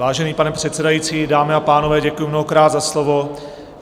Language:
Czech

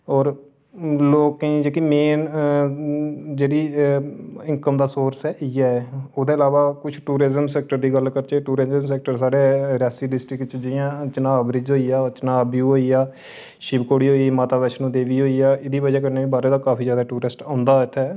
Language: Dogri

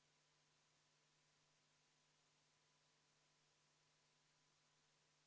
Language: Estonian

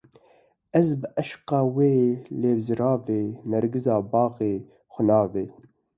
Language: Kurdish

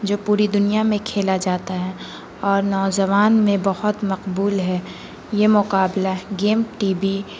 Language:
Urdu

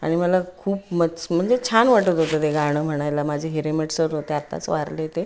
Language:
Marathi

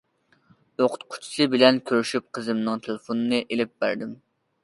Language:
Uyghur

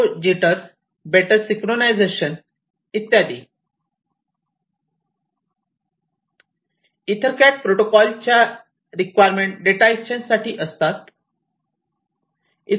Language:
Marathi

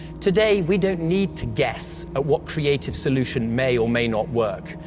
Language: English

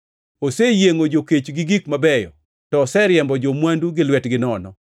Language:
Luo (Kenya and Tanzania)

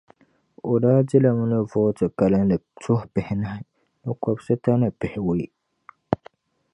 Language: Dagbani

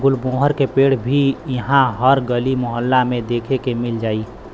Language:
Bhojpuri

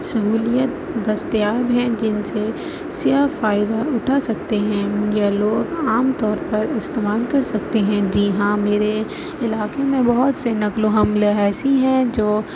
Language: Urdu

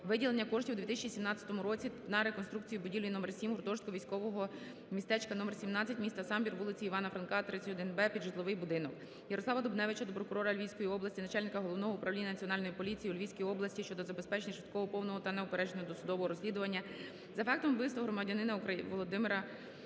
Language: Ukrainian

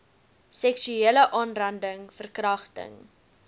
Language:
Afrikaans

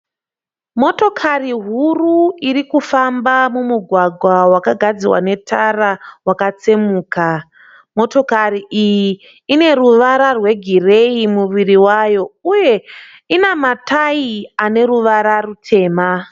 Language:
Shona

